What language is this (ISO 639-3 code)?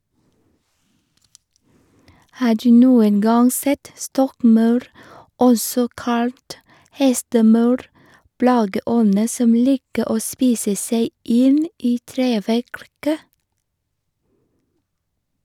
nor